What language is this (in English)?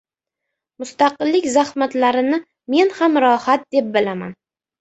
Uzbek